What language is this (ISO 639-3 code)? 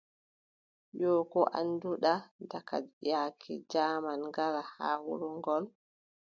fub